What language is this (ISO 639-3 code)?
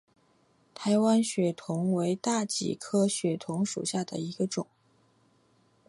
zho